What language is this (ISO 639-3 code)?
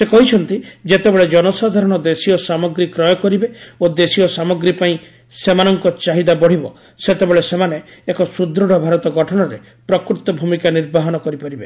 ori